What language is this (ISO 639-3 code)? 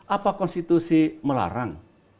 ind